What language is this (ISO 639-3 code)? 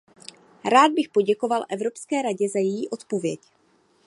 ces